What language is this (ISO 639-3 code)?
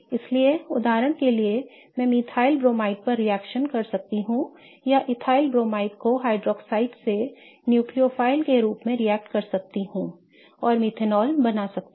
hin